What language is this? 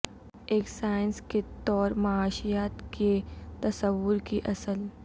Urdu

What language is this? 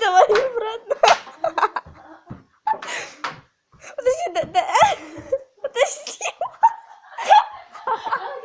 Russian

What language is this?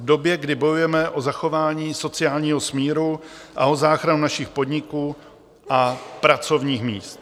Czech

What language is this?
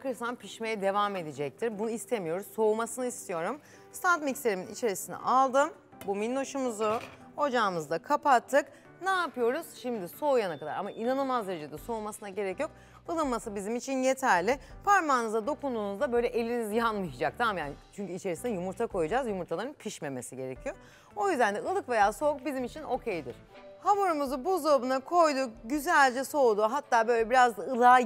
Turkish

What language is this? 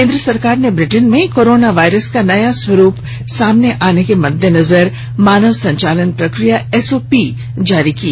Hindi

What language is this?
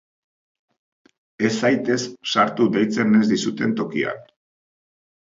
Basque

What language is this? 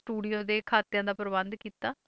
Punjabi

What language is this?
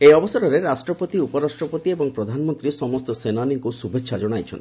Odia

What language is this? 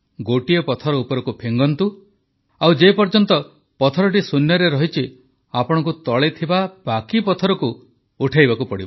Odia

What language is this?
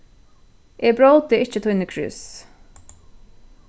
Faroese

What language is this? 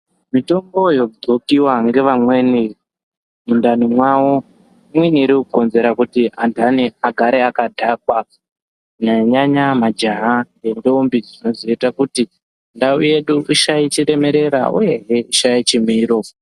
Ndau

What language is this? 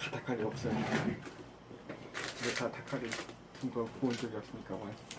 Korean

